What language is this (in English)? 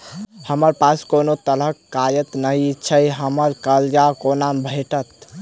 Maithili